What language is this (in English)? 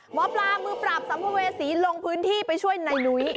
Thai